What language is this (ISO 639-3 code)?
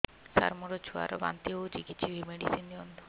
ori